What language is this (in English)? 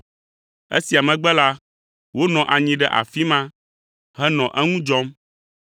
Ewe